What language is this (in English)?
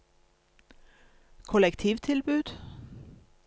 Norwegian